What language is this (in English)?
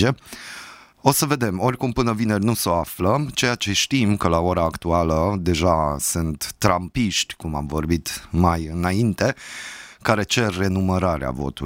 Romanian